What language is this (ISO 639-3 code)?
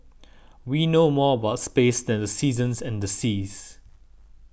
eng